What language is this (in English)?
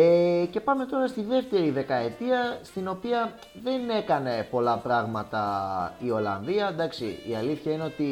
Greek